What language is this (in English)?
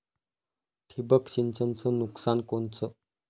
Marathi